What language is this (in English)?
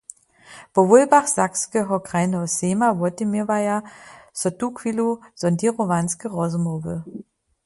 Upper Sorbian